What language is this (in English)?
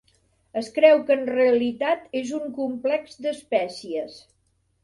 Catalan